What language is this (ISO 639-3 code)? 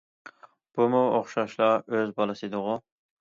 uig